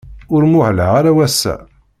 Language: Kabyle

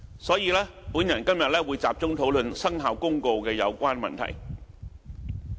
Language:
Cantonese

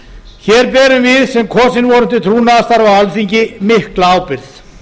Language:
Icelandic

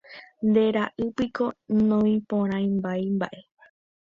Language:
Guarani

